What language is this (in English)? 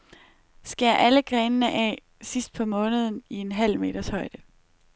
Danish